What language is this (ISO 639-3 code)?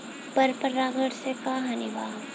bho